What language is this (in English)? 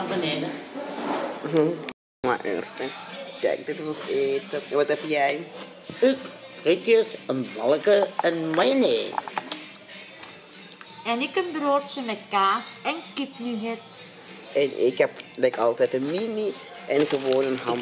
Dutch